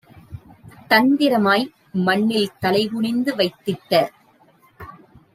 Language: Tamil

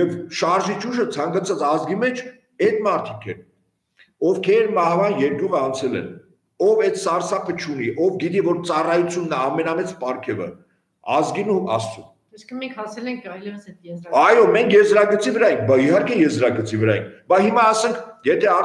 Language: Romanian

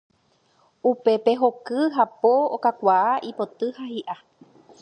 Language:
Guarani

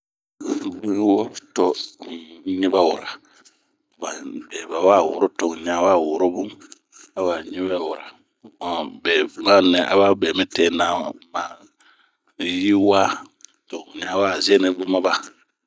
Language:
Bomu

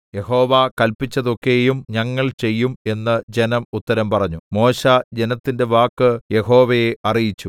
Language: Malayalam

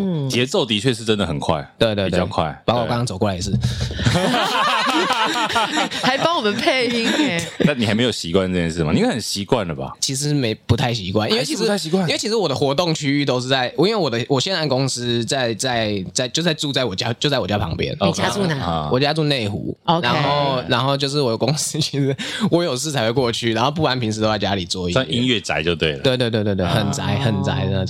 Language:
Chinese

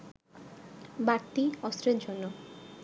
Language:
Bangla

